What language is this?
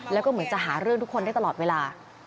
Thai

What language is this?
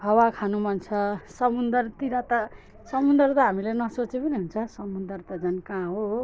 Nepali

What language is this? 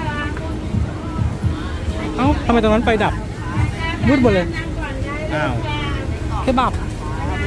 Thai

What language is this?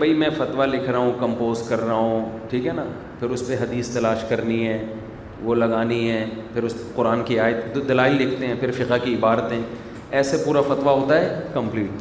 Urdu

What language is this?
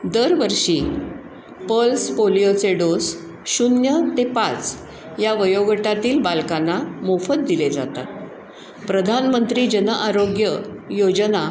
Marathi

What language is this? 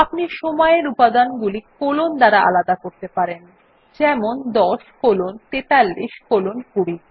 Bangla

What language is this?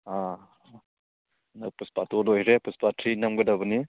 Manipuri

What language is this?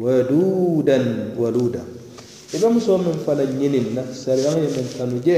Arabic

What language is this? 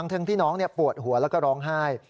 Thai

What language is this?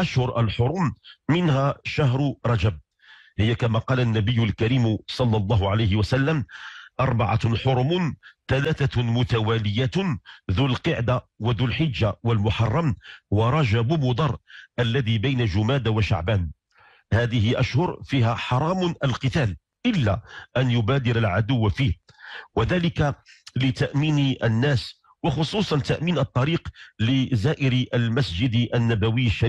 Arabic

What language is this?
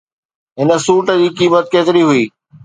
Sindhi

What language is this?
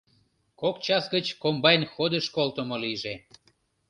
Mari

